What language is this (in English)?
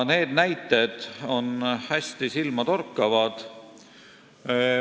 Estonian